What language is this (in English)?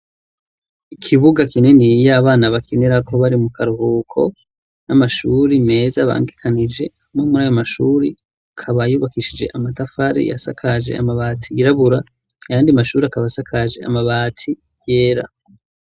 Rundi